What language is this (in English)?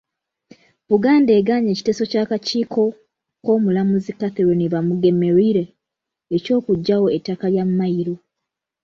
Ganda